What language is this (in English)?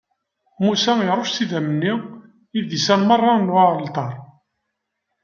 Kabyle